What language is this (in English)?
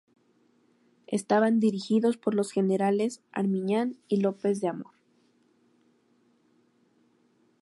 Spanish